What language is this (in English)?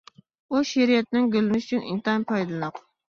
Uyghur